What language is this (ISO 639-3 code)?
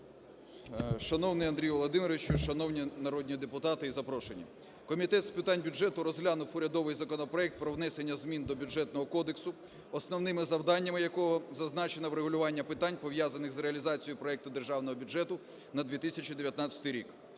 ukr